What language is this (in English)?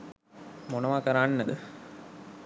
Sinhala